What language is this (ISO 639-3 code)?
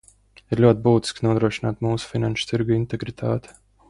lav